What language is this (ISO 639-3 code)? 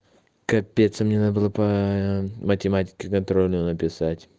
rus